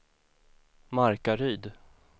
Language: Swedish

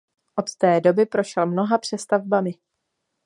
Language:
Czech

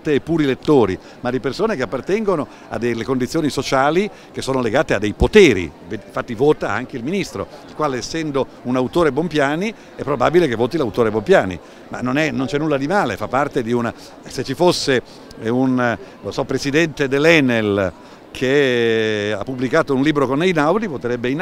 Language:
Italian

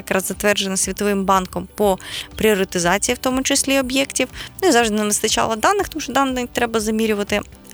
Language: Ukrainian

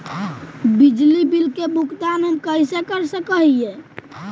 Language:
Magahi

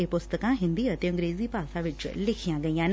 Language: Punjabi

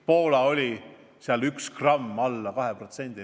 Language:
Estonian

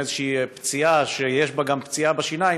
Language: Hebrew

